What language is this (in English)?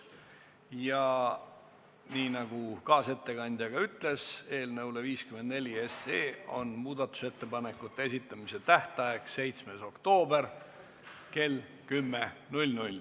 Estonian